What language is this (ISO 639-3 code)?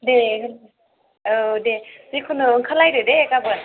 brx